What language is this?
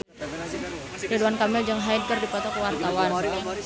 Sundanese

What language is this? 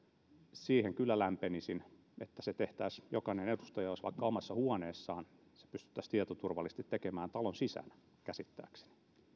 Finnish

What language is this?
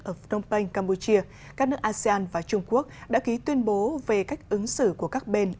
Vietnamese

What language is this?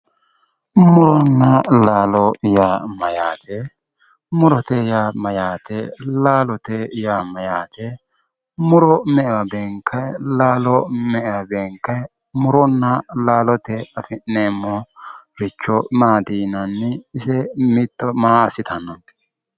Sidamo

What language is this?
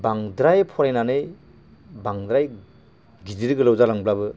Bodo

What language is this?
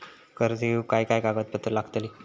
Marathi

